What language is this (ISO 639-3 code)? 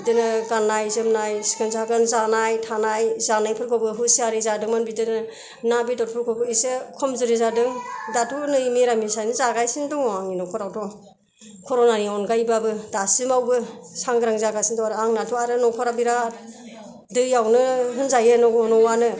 brx